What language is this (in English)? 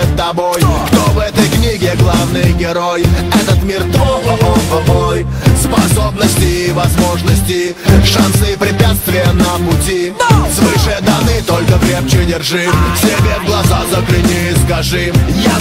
Russian